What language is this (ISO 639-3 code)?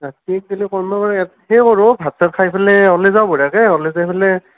asm